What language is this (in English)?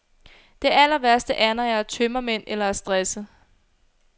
Danish